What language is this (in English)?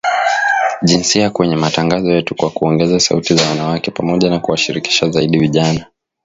Swahili